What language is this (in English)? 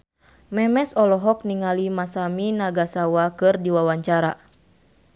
Sundanese